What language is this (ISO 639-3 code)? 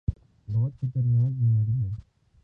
urd